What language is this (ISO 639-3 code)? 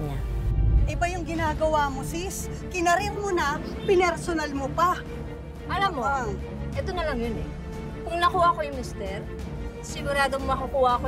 fil